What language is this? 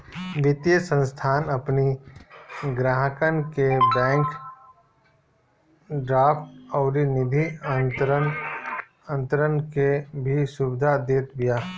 Bhojpuri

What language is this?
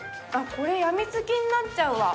Japanese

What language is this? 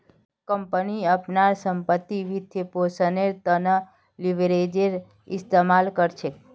Magahi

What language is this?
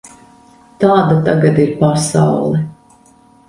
Latvian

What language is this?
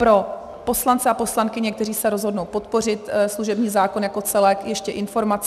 Czech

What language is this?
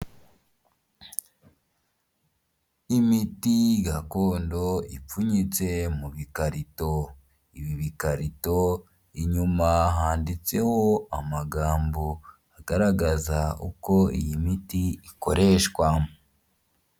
Kinyarwanda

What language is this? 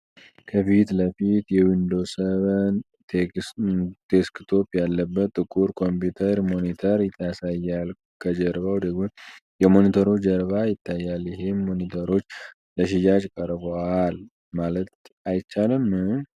Amharic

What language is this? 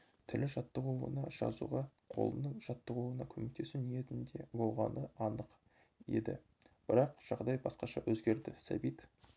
Kazakh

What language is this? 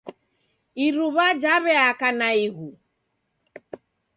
Taita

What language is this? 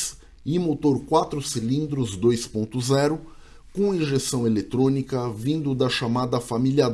Portuguese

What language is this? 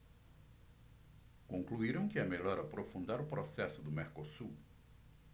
Portuguese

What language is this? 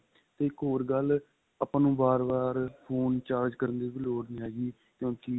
Punjabi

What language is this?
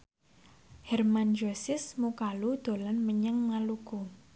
Javanese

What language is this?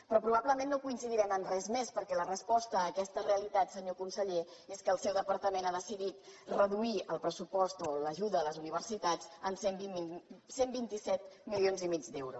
Catalan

